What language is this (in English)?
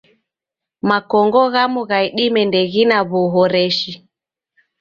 Taita